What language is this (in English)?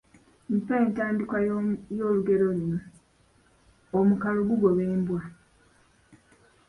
Ganda